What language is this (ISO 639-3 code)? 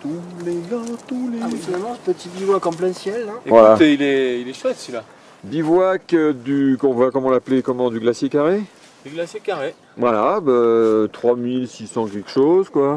fra